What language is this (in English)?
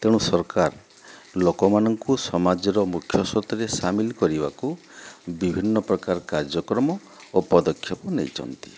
Odia